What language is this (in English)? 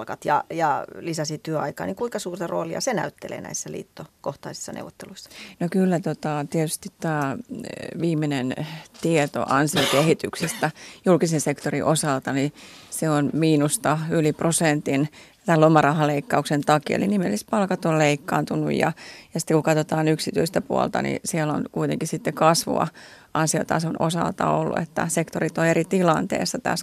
Finnish